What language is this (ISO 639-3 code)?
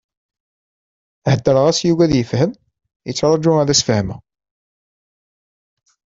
kab